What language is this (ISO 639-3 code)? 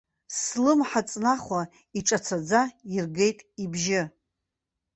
abk